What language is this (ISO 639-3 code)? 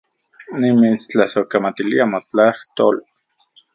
ncx